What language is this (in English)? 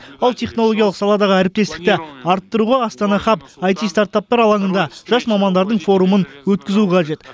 Kazakh